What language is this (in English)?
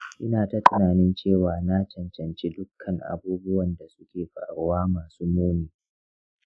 Hausa